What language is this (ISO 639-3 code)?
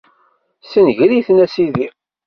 kab